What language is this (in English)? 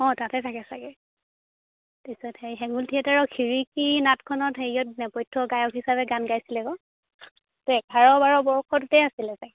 Assamese